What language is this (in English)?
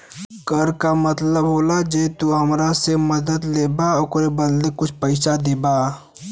Bhojpuri